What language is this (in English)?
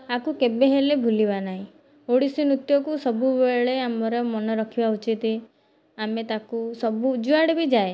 Odia